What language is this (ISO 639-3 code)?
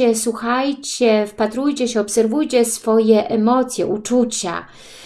pol